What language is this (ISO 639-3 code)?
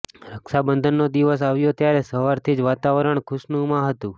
guj